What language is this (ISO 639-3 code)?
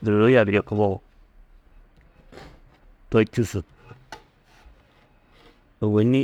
tuq